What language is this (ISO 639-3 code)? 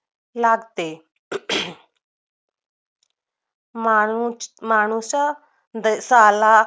mar